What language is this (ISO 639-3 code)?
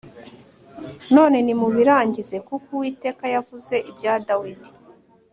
kin